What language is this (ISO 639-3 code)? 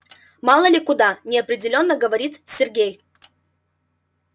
rus